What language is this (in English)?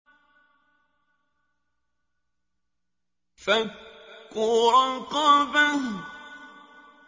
Arabic